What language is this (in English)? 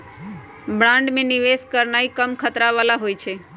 Magahi